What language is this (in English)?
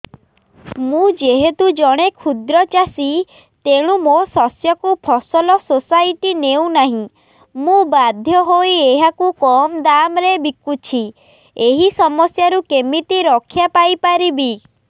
Odia